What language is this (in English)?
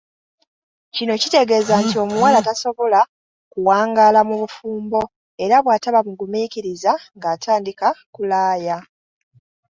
Ganda